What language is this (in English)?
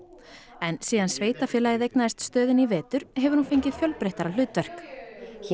Icelandic